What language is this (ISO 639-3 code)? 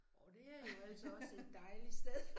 dan